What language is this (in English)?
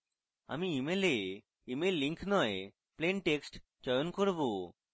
Bangla